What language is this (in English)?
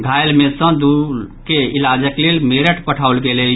Maithili